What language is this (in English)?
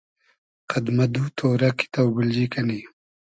Hazaragi